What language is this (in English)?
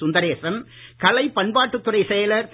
Tamil